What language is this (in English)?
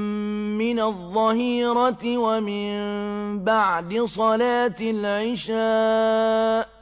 Arabic